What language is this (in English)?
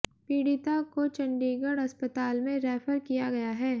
Hindi